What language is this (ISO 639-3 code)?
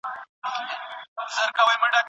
pus